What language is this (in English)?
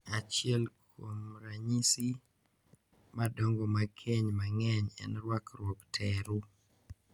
Luo (Kenya and Tanzania)